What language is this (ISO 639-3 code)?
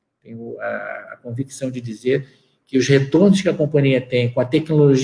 por